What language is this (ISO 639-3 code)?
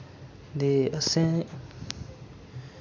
doi